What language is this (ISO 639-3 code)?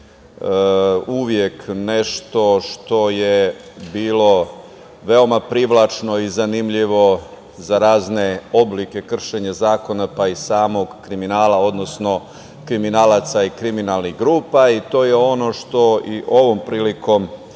srp